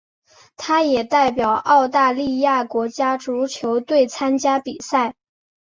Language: Chinese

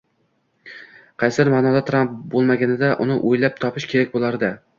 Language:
Uzbek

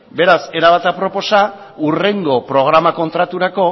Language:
Basque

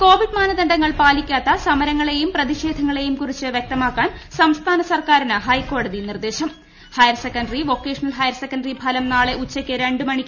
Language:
Malayalam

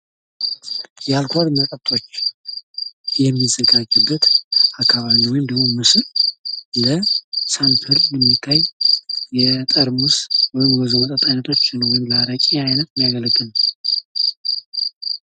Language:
Amharic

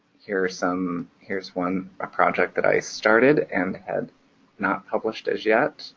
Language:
English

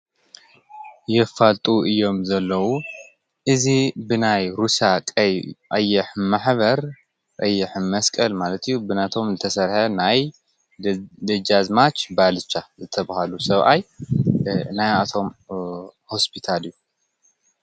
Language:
Tigrinya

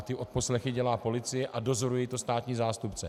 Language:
Czech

